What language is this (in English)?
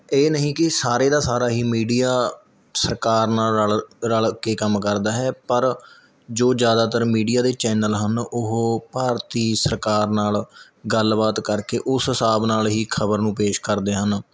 Punjabi